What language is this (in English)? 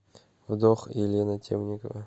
Russian